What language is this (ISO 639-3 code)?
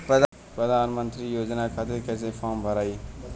bho